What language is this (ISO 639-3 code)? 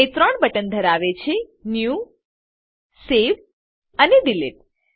guj